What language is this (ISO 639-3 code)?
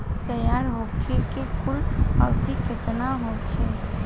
bho